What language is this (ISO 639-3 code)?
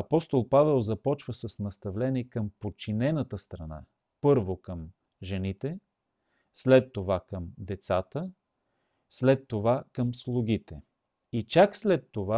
bul